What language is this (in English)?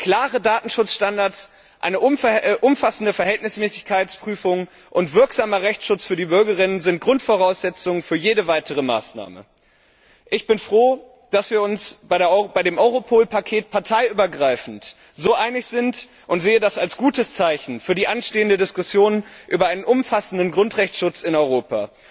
German